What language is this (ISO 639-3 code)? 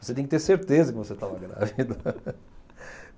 por